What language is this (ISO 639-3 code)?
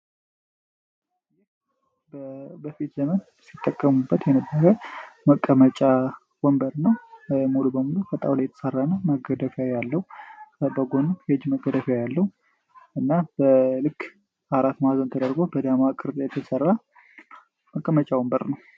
amh